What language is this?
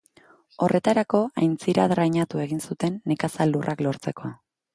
Basque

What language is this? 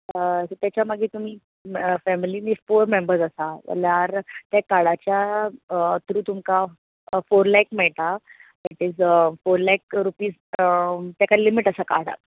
Konkani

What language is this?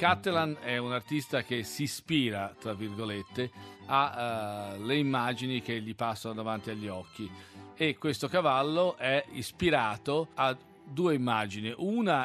Italian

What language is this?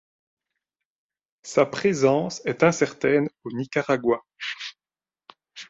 French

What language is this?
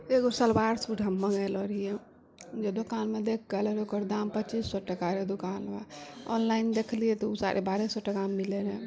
Maithili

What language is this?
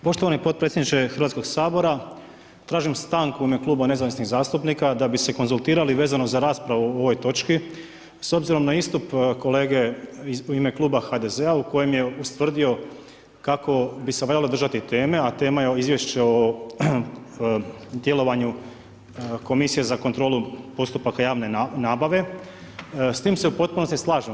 Croatian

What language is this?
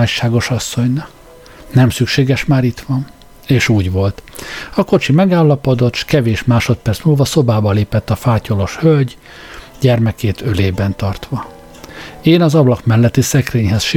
Hungarian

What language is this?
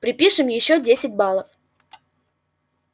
Russian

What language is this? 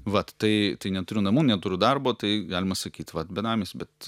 Lithuanian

